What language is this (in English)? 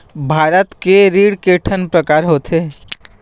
Chhattisgarhi